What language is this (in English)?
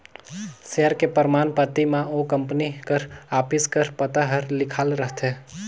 Chhattisgarhi